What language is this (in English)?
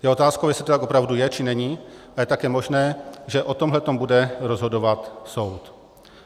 Czech